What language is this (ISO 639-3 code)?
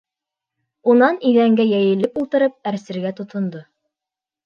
bak